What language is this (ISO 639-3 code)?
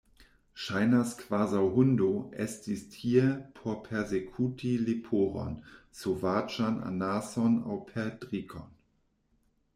epo